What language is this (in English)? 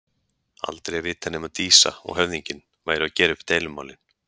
Icelandic